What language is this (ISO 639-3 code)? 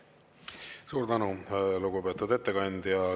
est